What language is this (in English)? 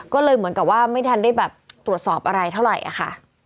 Thai